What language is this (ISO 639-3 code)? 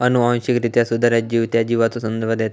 mar